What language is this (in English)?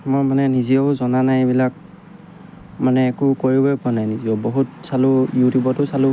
Assamese